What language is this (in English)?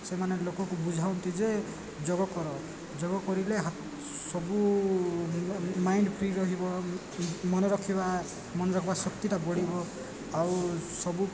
Odia